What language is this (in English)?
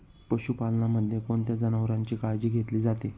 Marathi